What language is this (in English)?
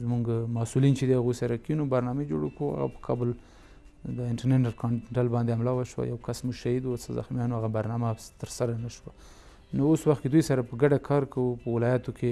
Persian